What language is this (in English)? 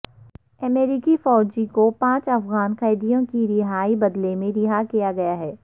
Urdu